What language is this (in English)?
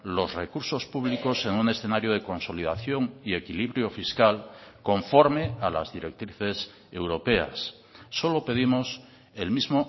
Spanish